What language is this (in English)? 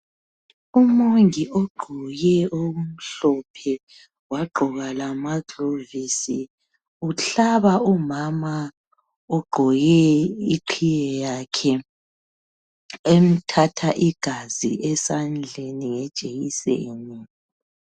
North Ndebele